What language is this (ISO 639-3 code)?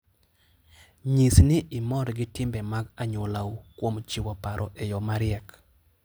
luo